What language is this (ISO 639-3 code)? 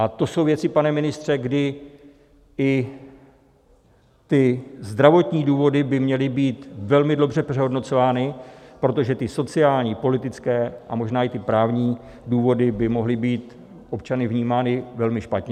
ces